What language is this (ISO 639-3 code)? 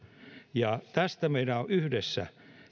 fin